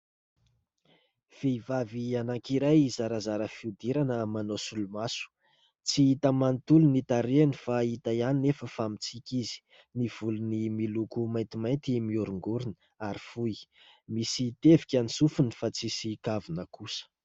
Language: Malagasy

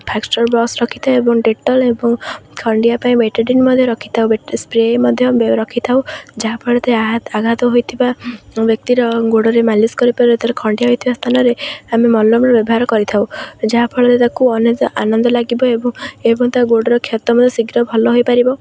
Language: Odia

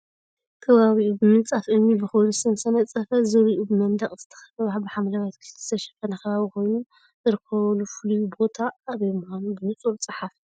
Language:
Tigrinya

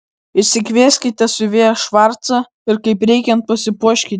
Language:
Lithuanian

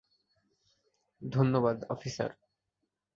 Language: Bangla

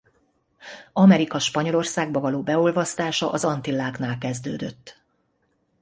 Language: Hungarian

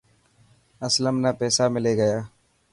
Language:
Dhatki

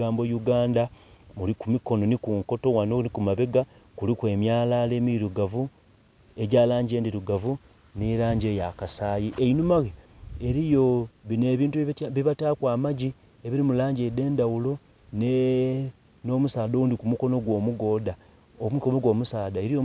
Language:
Soga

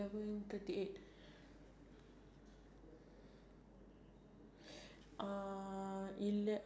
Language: English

